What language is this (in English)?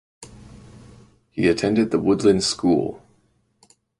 English